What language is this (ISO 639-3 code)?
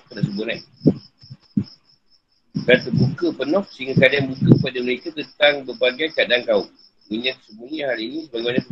msa